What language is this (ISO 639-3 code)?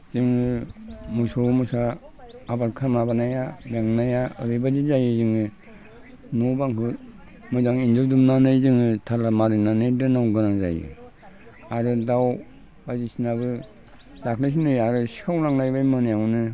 brx